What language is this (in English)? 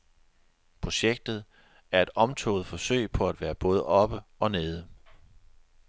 Danish